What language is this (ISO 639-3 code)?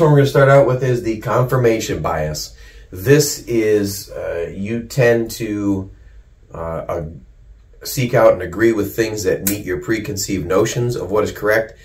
eng